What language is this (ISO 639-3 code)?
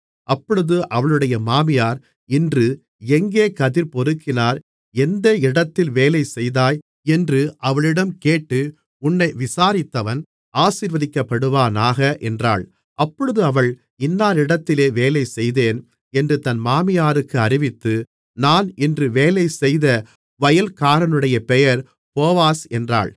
tam